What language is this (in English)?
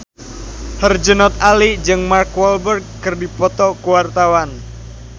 Sundanese